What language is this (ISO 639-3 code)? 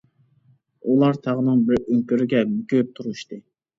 uig